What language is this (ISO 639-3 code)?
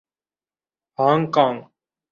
urd